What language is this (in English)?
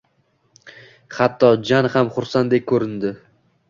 Uzbek